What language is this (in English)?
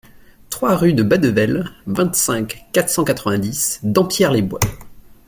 French